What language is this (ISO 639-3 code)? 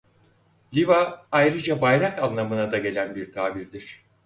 tur